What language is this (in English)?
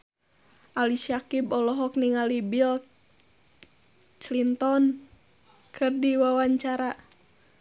Sundanese